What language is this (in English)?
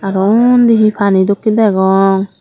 Chakma